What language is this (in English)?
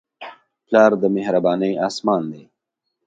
Pashto